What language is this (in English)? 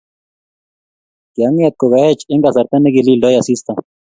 Kalenjin